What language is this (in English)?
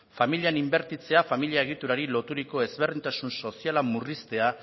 Basque